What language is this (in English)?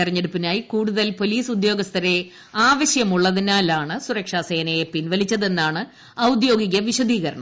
Malayalam